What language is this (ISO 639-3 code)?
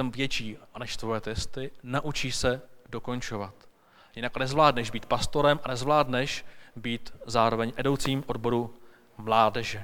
ces